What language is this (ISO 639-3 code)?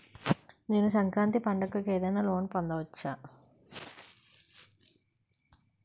tel